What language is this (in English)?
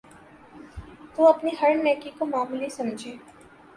Urdu